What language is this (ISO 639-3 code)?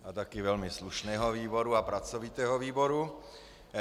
ces